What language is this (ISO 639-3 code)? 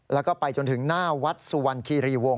tha